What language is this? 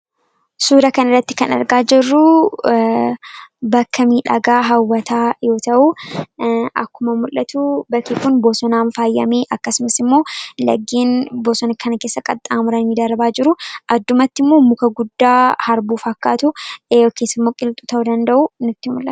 Oromo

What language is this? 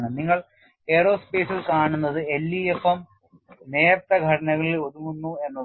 Malayalam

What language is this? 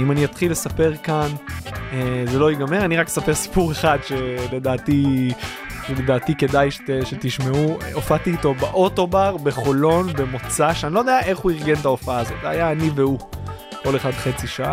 Hebrew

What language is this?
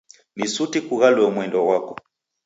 Taita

